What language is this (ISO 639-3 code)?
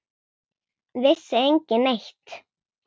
isl